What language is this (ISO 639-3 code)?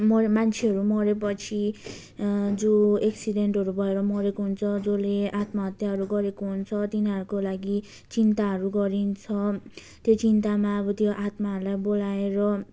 nep